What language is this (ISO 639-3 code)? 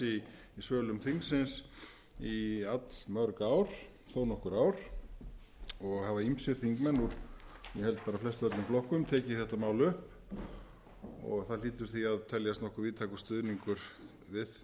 isl